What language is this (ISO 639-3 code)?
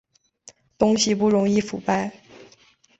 zho